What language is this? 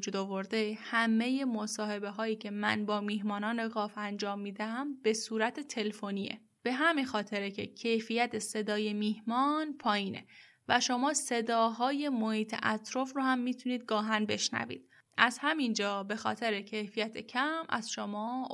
Persian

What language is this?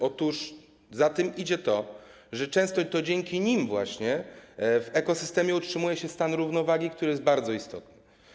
Polish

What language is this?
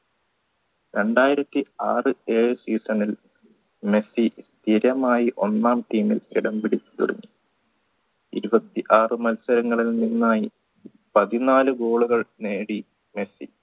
Malayalam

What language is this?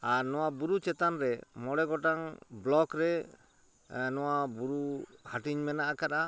Santali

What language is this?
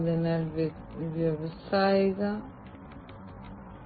Malayalam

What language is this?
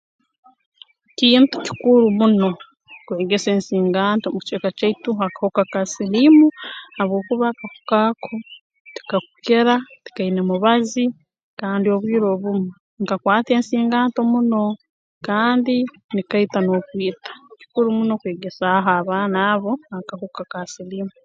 Tooro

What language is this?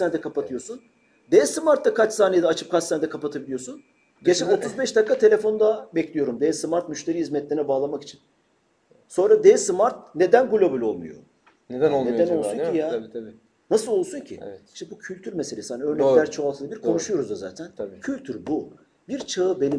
Turkish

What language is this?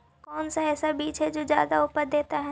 Magahi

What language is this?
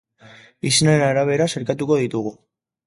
Basque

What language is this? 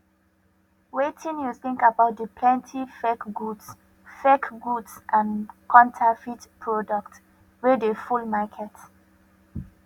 Nigerian Pidgin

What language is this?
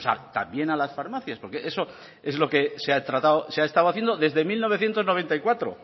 Spanish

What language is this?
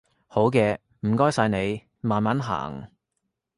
Cantonese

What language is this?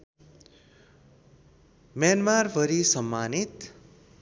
Nepali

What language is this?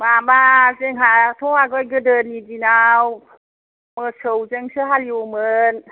Bodo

